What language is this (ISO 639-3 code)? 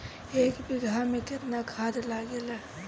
bho